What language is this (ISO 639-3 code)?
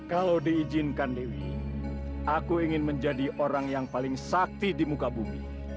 ind